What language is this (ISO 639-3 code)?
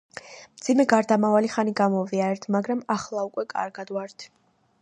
kat